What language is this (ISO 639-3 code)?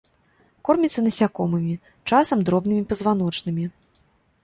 bel